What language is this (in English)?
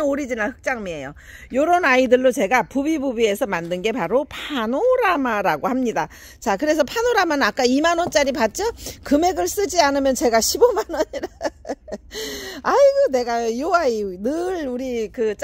Korean